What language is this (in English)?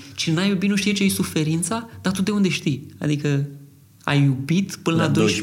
Romanian